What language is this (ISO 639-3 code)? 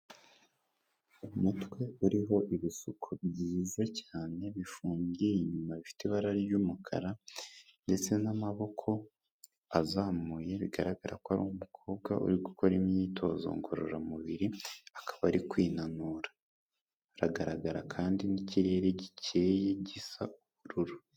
kin